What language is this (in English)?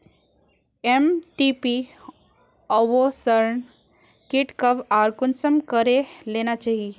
Magahi